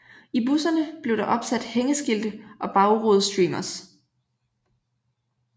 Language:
Danish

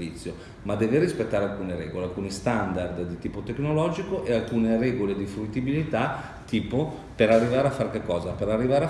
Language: Italian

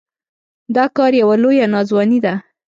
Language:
Pashto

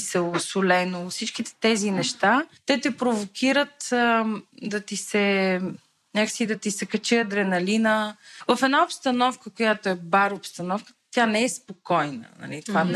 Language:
Bulgarian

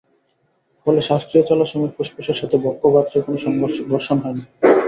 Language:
Bangla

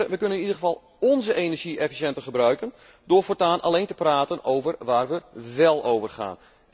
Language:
Dutch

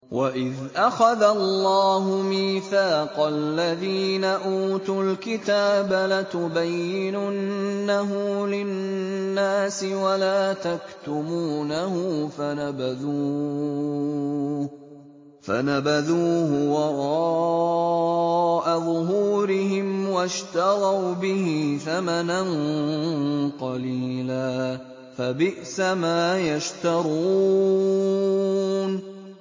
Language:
Arabic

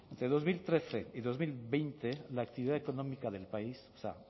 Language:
Spanish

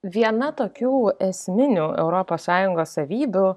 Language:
Lithuanian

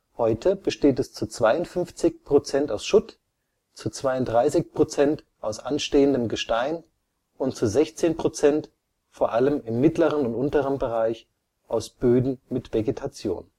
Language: German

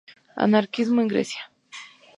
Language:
Spanish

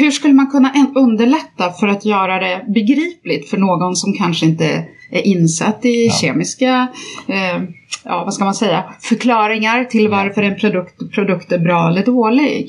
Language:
Swedish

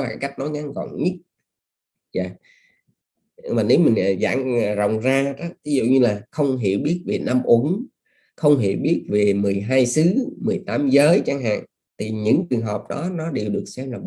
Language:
Vietnamese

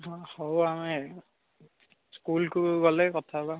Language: Odia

